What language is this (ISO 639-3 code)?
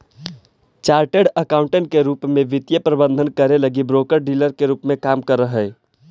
mag